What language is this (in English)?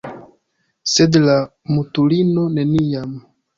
Esperanto